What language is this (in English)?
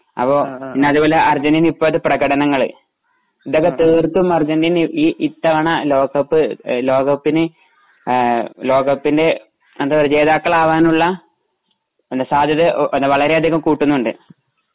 Malayalam